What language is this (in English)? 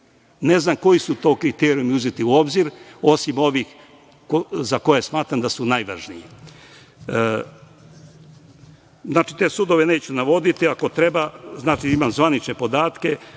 Serbian